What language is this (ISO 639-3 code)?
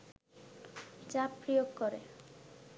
ben